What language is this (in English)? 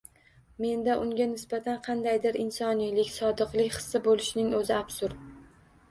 Uzbek